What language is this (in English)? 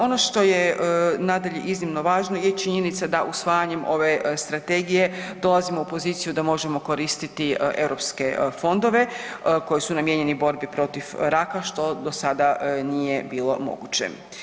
Croatian